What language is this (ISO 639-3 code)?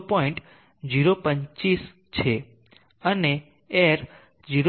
guj